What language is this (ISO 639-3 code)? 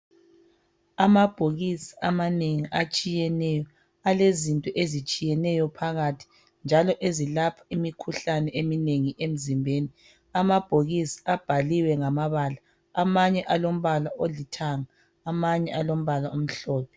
nde